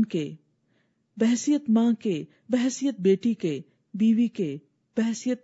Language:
Urdu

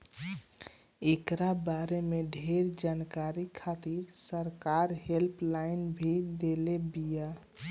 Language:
Bhojpuri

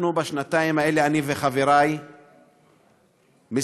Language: Hebrew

